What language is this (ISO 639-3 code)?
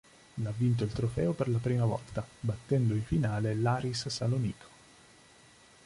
ita